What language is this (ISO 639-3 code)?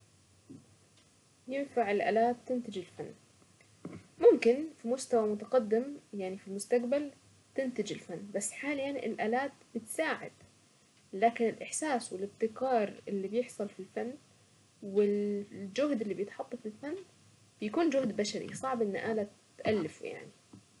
aec